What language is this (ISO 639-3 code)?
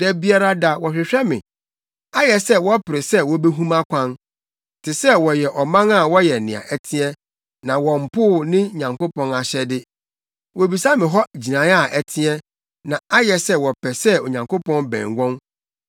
aka